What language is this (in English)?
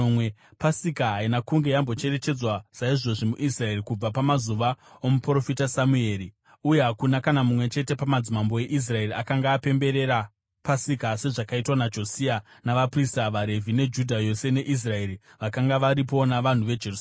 Shona